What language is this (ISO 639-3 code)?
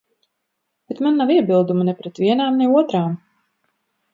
lav